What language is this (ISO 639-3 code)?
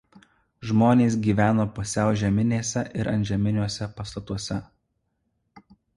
lit